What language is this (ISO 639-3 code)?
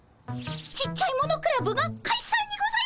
jpn